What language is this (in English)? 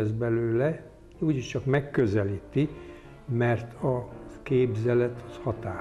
Hungarian